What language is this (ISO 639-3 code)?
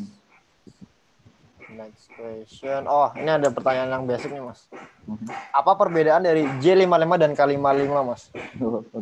ind